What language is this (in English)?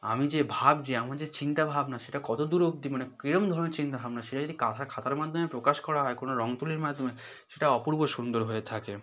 Bangla